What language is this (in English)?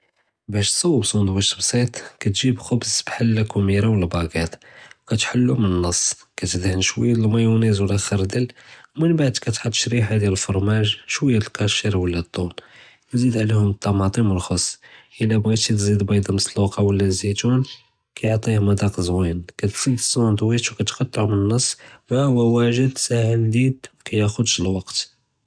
Judeo-Arabic